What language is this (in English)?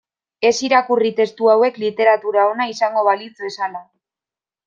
Basque